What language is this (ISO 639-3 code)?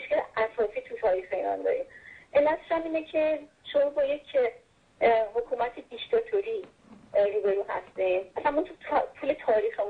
fas